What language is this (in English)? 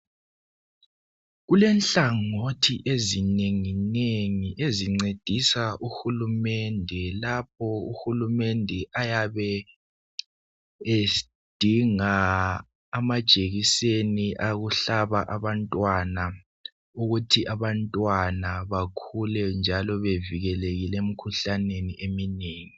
North Ndebele